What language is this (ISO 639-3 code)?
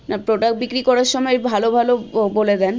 ben